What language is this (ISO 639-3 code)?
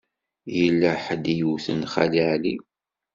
kab